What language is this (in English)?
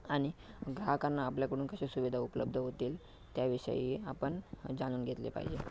Marathi